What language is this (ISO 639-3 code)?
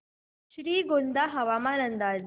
mar